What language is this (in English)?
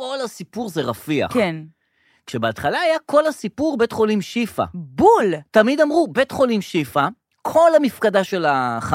Hebrew